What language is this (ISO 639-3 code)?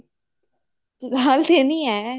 pan